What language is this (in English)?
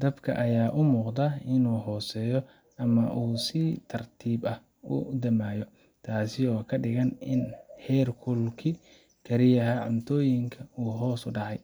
Somali